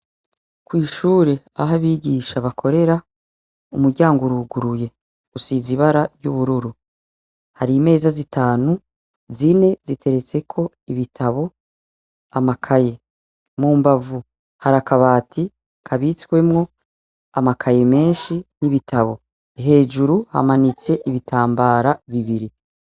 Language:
Rundi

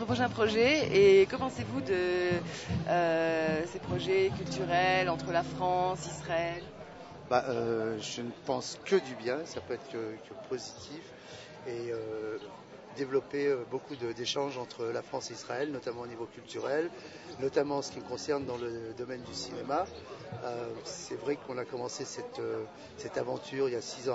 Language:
French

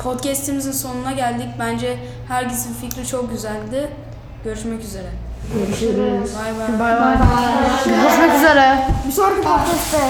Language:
Turkish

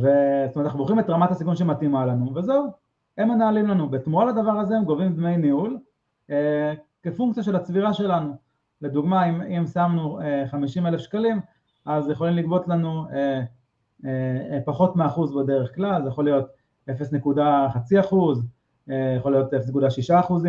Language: Hebrew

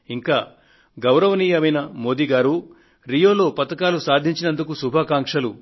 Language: Telugu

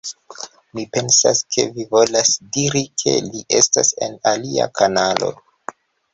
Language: Esperanto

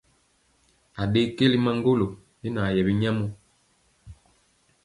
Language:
Mpiemo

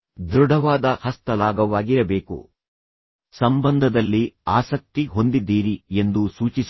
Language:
Kannada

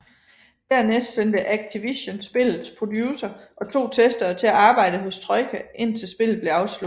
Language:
Danish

